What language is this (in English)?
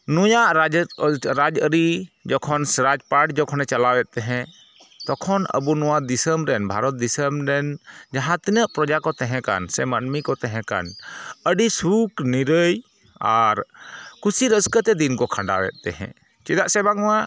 Santali